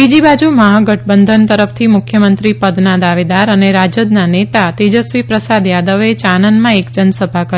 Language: Gujarati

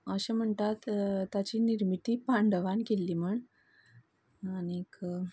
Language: Konkani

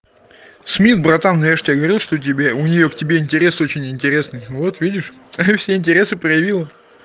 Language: Russian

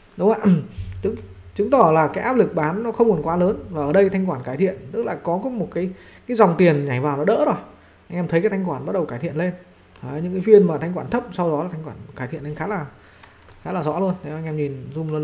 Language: Vietnamese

